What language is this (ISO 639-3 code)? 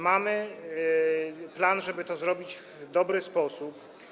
pol